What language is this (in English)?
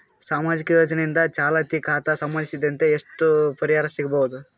Kannada